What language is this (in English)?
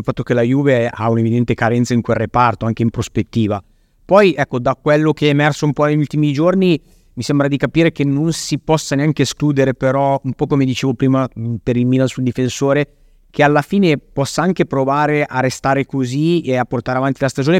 Italian